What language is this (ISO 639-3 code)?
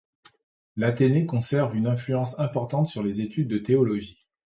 fra